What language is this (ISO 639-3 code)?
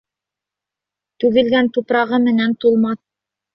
bak